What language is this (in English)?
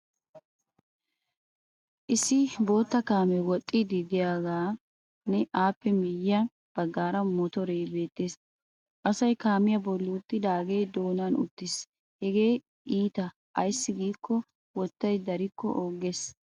Wolaytta